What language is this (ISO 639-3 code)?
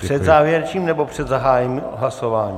ces